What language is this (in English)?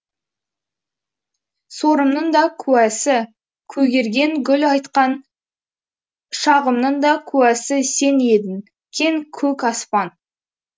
Kazakh